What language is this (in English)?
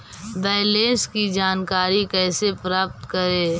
Magahi